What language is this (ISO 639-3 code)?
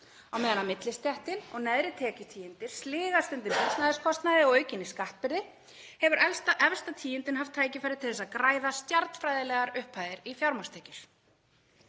isl